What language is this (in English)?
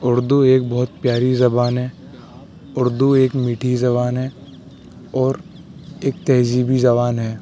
Urdu